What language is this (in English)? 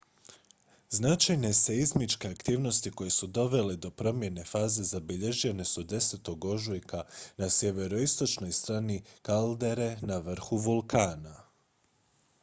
Croatian